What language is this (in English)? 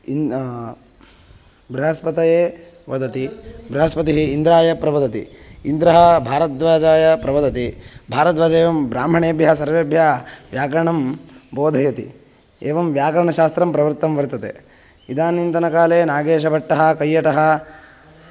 Sanskrit